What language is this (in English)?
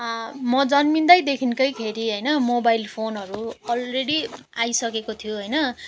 Nepali